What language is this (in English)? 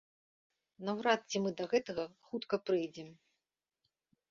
Belarusian